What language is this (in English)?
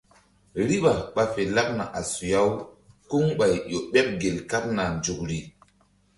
Mbum